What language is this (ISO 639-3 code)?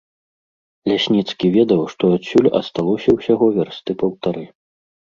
bel